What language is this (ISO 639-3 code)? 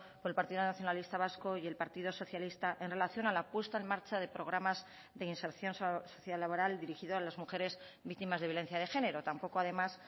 spa